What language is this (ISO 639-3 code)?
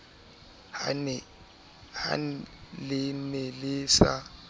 sot